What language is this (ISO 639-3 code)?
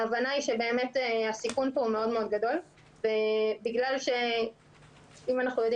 heb